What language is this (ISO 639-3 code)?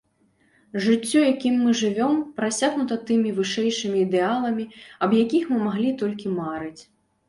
bel